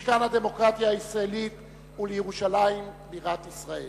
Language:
Hebrew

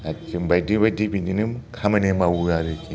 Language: Bodo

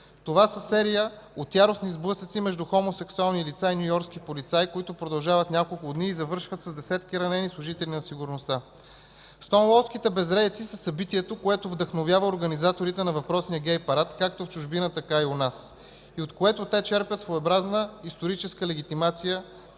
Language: Bulgarian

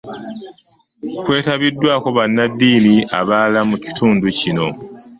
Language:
Ganda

